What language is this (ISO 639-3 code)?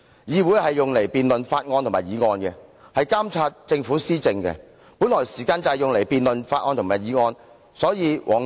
yue